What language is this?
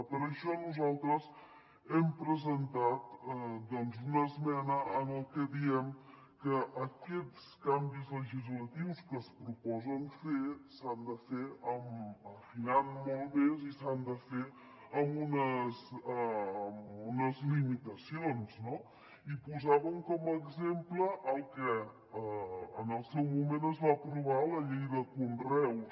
Catalan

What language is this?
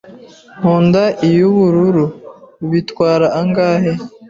Kinyarwanda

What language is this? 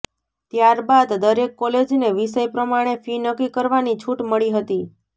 Gujarati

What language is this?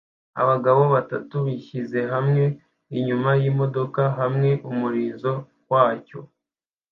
Kinyarwanda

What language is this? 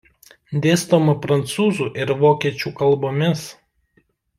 Lithuanian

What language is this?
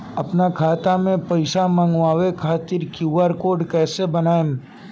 Bhojpuri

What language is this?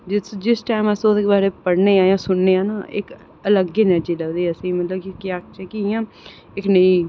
Dogri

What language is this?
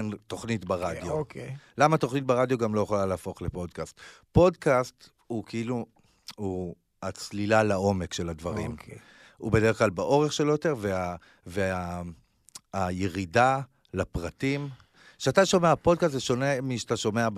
Hebrew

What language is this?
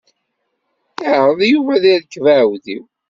Kabyle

